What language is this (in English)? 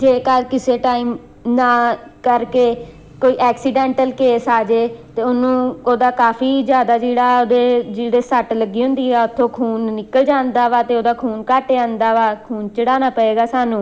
Punjabi